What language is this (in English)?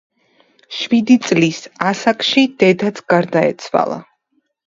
Georgian